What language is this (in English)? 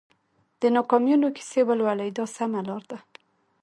Pashto